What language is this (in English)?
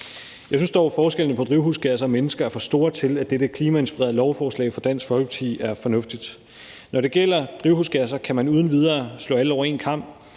Danish